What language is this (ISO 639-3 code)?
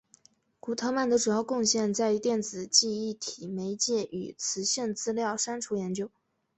zho